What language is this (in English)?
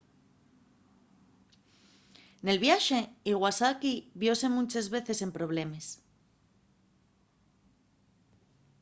Asturian